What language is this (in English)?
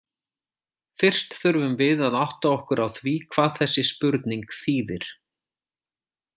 Icelandic